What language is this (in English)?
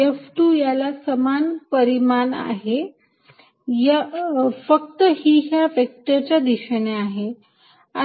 Marathi